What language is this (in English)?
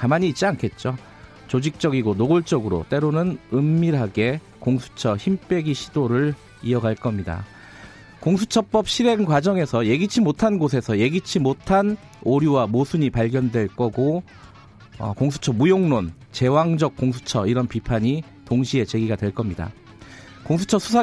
Korean